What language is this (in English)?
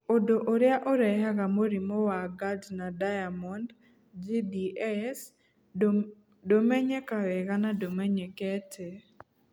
Kikuyu